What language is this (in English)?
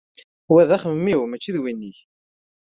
Kabyle